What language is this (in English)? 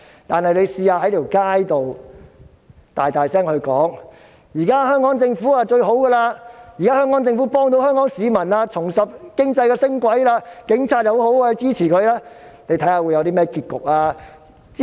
Cantonese